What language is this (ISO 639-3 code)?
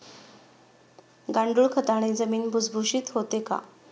mar